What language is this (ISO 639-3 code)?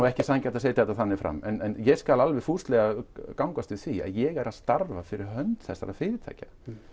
isl